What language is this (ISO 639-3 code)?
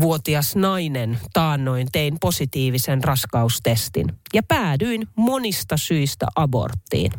fin